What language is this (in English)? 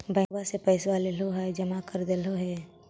Magahi